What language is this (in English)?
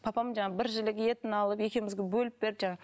Kazakh